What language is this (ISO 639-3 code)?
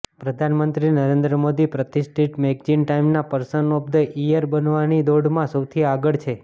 guj